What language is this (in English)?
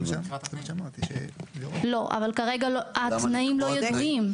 Hebrew